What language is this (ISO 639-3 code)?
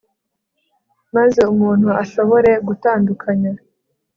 kin